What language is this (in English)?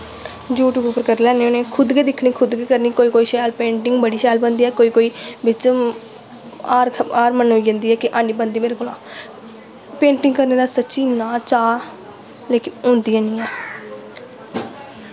Dogri